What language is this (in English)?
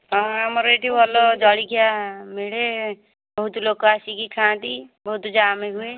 Odia